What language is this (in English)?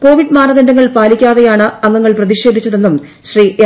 Malayalam